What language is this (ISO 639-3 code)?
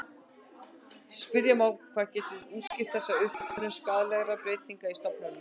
isl